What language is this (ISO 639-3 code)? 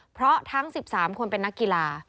tha